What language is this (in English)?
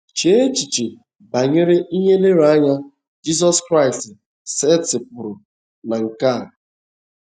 Igbo